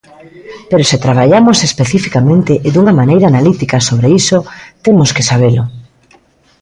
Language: Galician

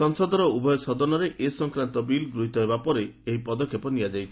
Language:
Odia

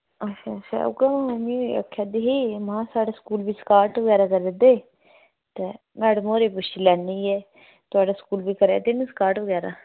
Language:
Dogri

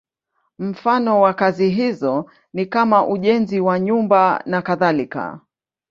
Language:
Swahili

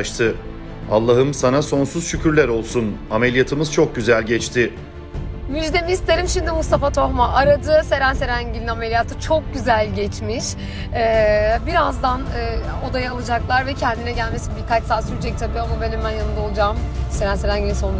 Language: Turkish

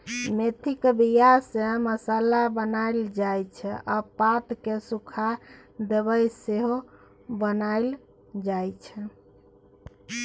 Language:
Maithili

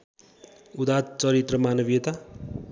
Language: Nepali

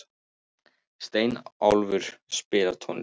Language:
Icelandic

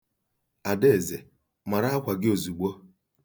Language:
Igbo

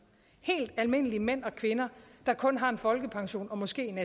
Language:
Danish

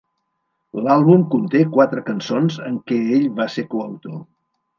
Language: Catalan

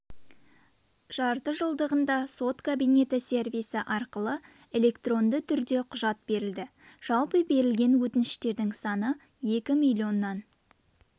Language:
Kazakh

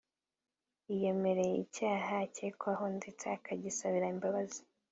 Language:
Kinyarwanda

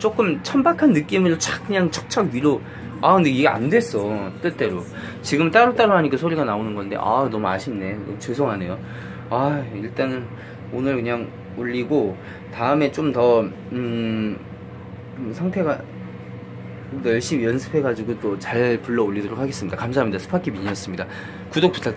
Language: Korean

